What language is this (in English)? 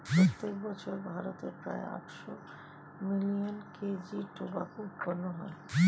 Bangla